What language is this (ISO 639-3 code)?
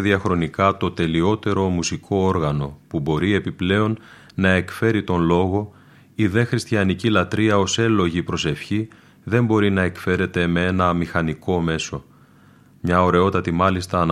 ell